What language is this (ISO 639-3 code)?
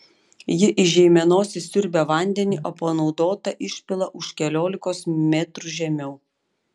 lit